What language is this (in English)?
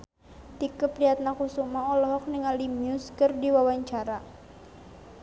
Sundanese